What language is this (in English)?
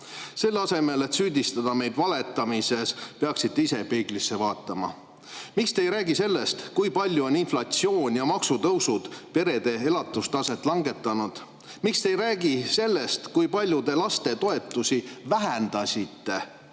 Estonian